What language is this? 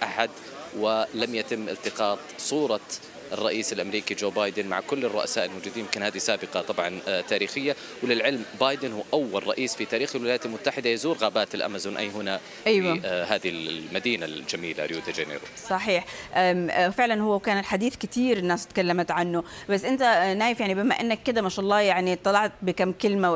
Arabic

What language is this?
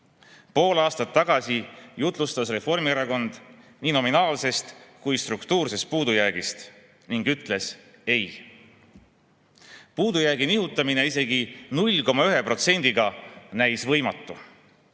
Estonian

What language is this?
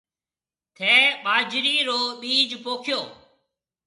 Marwari (Pakistan)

